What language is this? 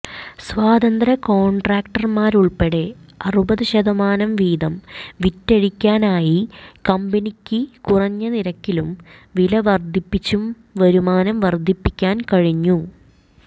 Malayalam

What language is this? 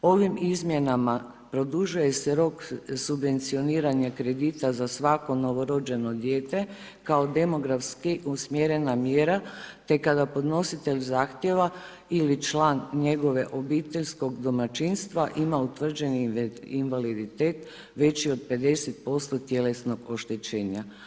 Croatian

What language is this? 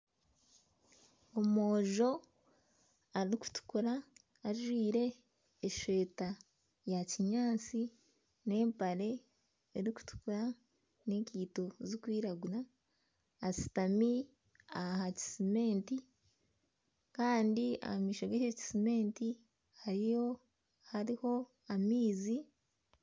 Nyankole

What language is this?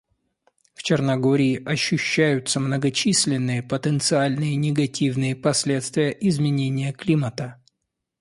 Russian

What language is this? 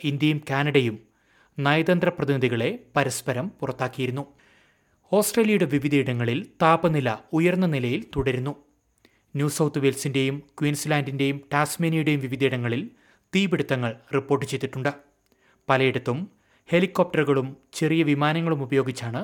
Malayalam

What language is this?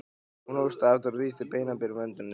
Icelandic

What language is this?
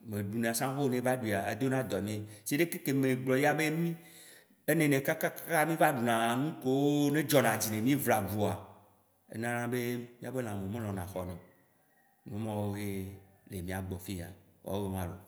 Waci Gbe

